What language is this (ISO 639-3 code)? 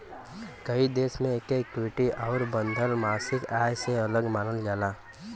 bho